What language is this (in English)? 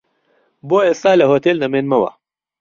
Central Kurdish